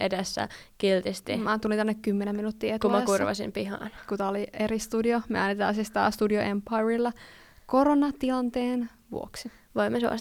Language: Finnish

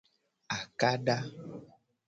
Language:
Gen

